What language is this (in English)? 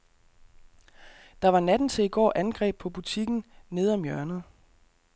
Danish